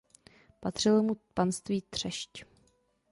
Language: Czech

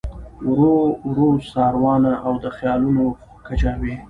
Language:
Pashto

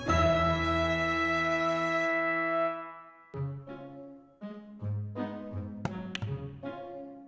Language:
Indonesian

